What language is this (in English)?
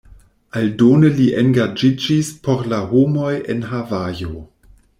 Esperanto